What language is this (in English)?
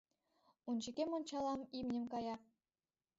Mari